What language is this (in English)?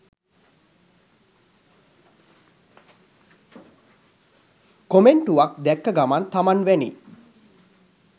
Sinhala